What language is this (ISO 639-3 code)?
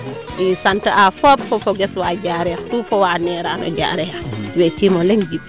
srr